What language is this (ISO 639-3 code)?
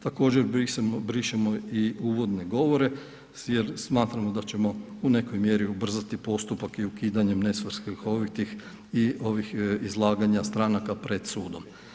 hrv